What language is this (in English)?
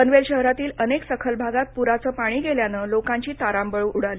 Marathi